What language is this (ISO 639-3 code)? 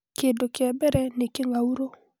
kik